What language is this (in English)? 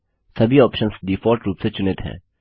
Hindi